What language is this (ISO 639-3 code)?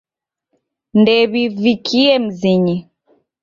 dav